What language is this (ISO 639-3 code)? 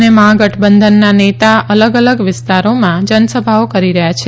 guj